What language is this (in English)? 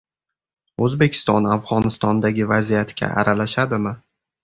Uzbek